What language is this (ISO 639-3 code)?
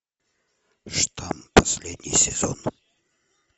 rus